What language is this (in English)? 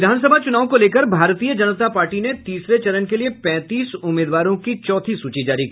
Hindi